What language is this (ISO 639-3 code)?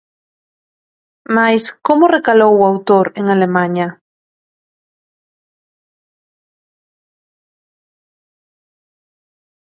glg